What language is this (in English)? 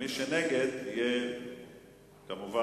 Hebrew